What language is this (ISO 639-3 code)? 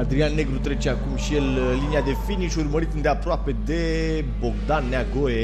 ron